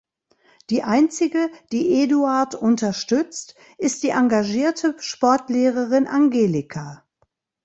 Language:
German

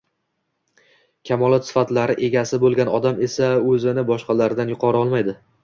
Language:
Uzbek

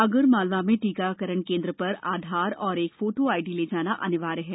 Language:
Hindi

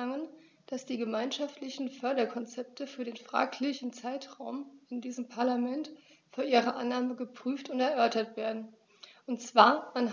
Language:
German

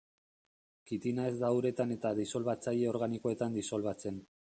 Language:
Basque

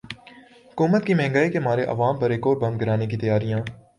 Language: Urdu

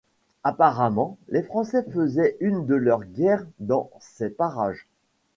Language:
French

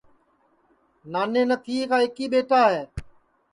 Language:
Sansi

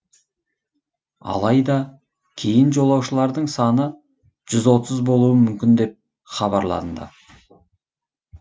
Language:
Kazakh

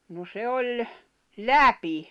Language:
Finnish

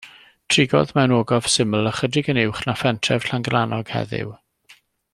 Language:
Welsh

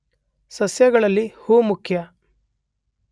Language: Kannada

